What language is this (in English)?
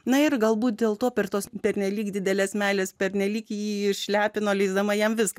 Lithuanian